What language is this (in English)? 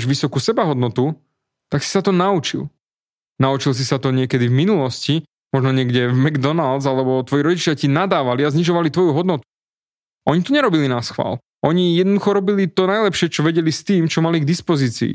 Slovak